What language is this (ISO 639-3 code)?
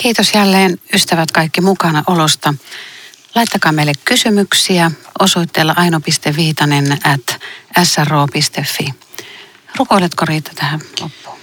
fin